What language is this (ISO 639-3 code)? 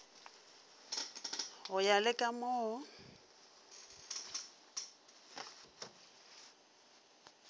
nso